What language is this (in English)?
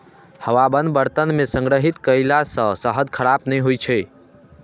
Maithili